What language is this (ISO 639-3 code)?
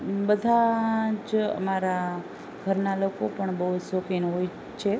guj